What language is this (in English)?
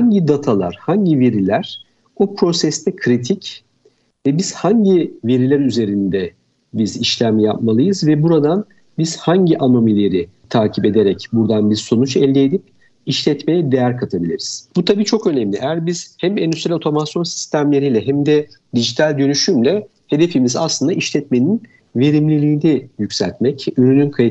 Turkish